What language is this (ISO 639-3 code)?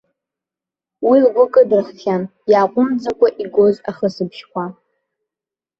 abk